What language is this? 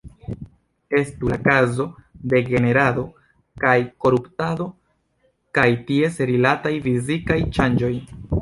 Esperanto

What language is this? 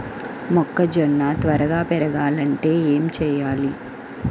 Telugu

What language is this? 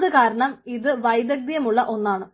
Malayalam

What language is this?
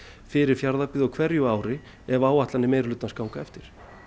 Icelandic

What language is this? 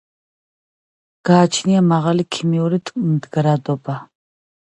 Georgian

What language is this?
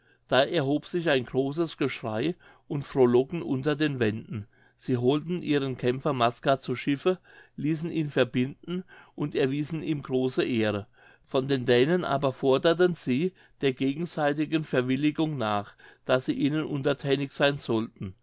German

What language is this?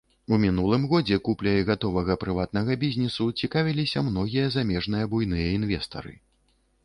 Belarusian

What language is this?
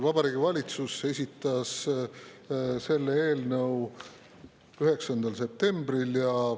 Estonian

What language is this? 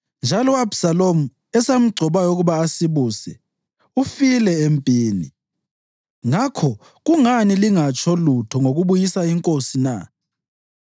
North Ndebele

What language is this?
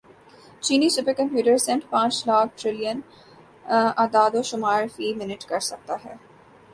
Urdu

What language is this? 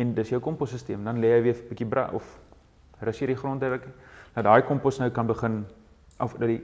Dutch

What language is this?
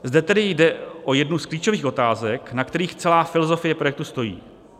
Czech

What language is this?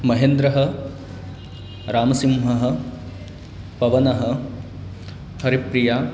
Sanskrit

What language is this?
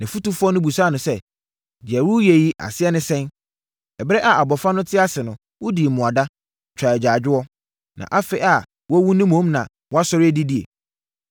Akan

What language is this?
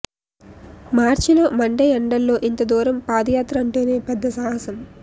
Telugu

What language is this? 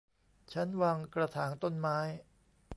Thai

